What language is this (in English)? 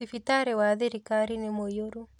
Kikuyu